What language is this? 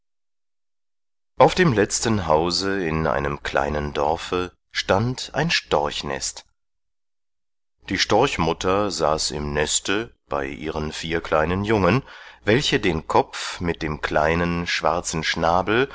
German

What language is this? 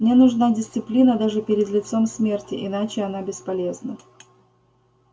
Russian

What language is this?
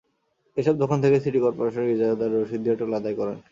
Bangla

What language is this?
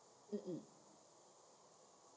English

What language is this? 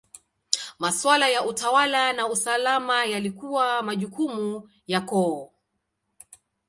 Swahili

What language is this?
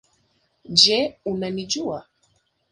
Swahili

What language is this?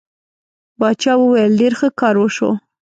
Pashto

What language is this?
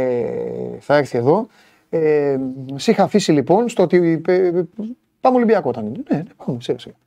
Greek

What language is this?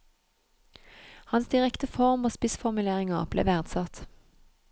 Norwegian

